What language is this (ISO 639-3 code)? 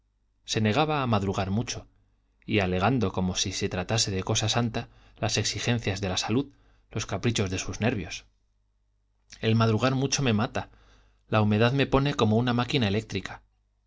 spa